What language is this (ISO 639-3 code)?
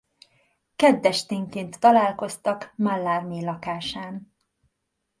hun